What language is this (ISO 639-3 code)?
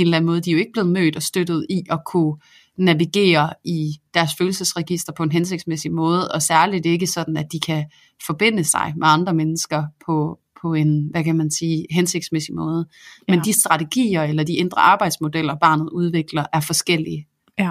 dan